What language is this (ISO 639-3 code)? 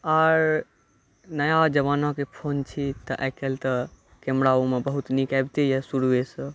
mai